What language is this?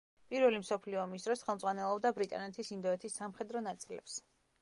Georgian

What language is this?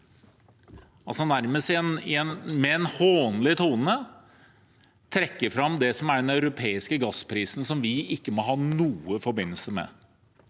Norwegian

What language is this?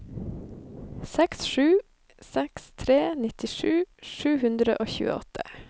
Norwegian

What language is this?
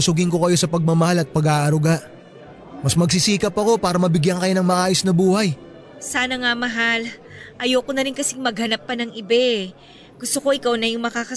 Filipino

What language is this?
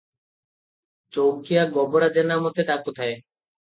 Odia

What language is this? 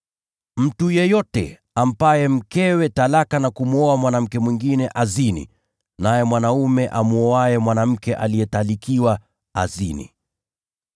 Swahili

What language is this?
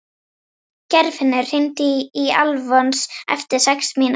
Icelandic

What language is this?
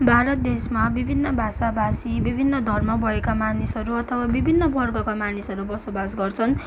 Nepali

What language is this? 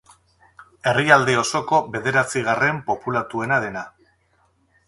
Basque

